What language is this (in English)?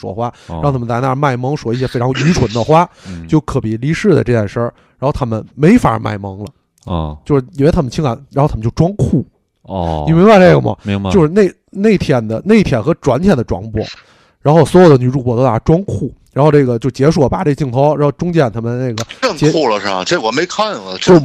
Chinese